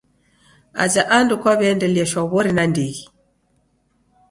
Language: Taita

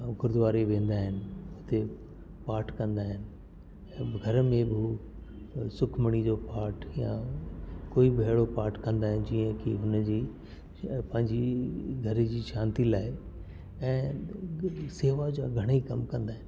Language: Sindhi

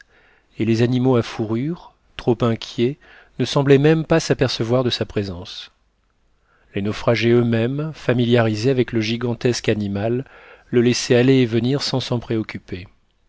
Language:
French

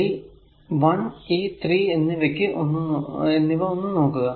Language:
Malayalam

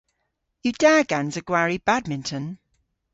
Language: Cornish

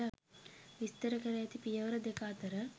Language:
Sinhala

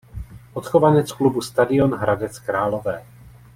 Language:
Czech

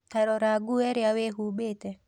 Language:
Kikuyu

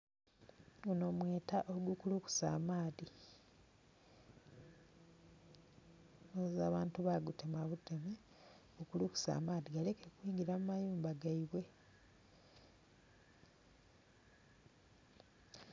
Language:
Soga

